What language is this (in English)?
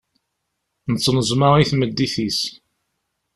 Kabyle